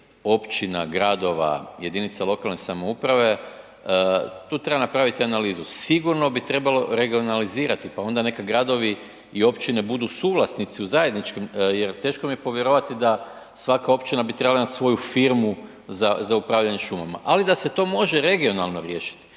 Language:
Croatian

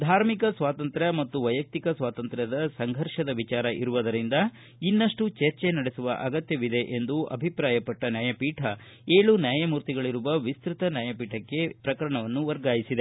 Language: Kannada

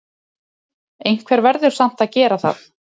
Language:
Icelandic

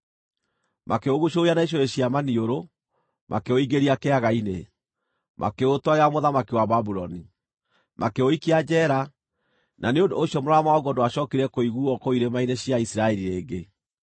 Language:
Kikuyu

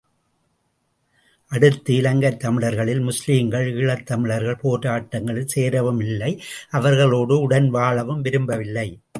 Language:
Tamil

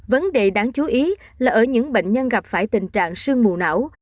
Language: Vietnamese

